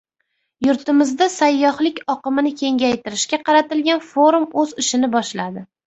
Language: Uzbek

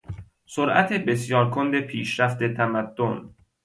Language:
Persian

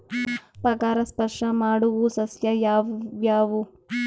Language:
Kannada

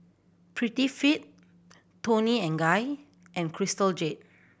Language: English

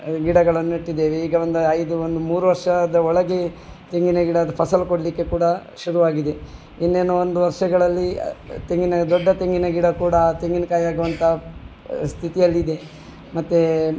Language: Kannada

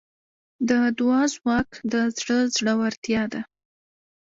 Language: Pashto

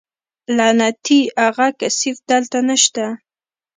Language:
Pashto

